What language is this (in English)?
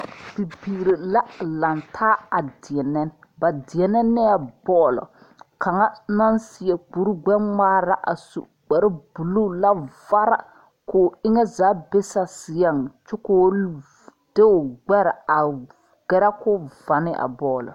Southern Dagaare